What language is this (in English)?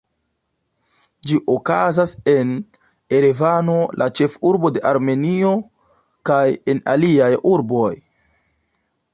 Esperanto